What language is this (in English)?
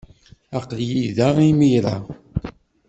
Kabyle